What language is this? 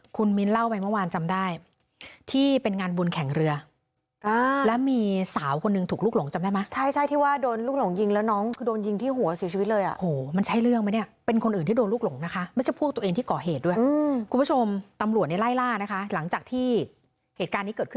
Thai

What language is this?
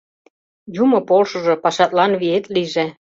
Mari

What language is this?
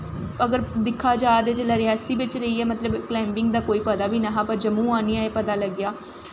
Dogri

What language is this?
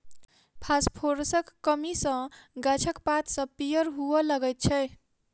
Maithili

